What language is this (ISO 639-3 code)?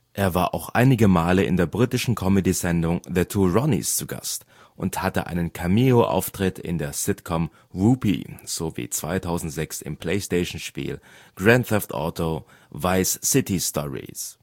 deu